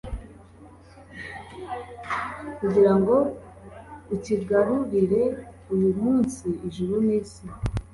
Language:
Kinyarwanda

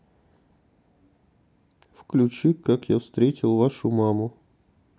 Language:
Russian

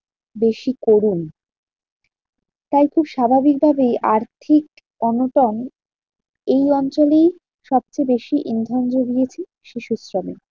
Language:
Bangla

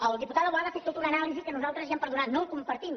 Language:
Catalan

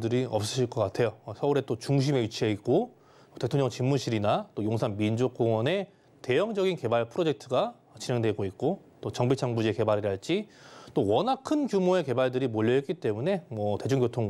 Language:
Korean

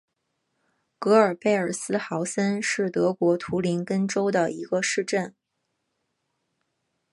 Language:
Chinese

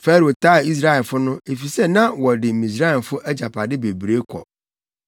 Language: Akan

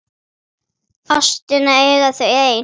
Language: Icelandic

